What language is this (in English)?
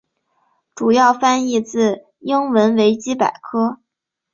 Chinese